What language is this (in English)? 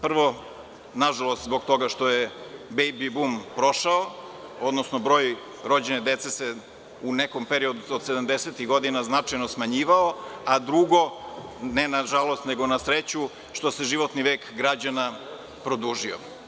Serbian